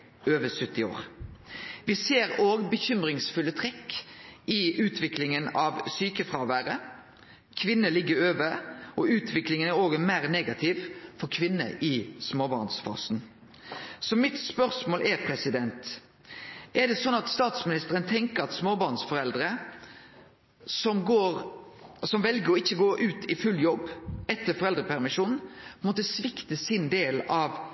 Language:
Norwegian Nynorsk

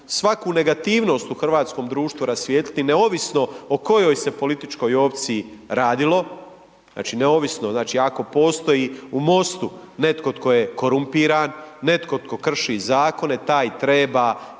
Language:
Croatian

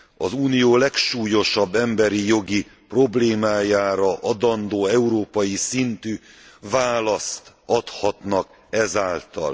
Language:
Hungarian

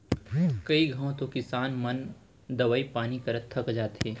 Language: Chhattisgarhi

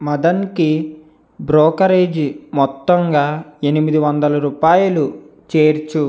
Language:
Telugu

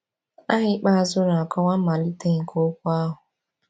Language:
Igbo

